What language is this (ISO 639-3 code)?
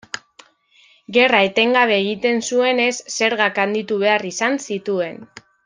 eus